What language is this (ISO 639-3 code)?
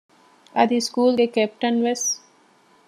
div